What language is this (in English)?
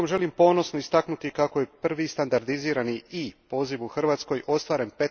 Croatian